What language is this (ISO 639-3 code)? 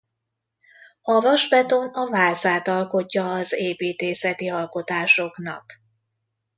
hun